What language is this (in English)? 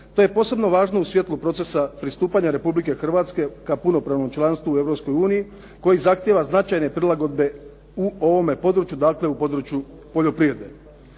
Croatian